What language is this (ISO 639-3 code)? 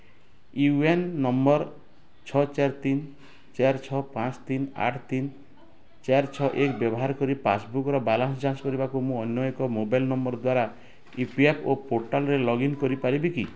ori